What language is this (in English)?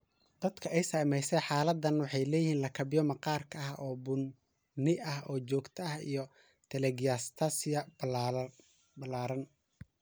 Somali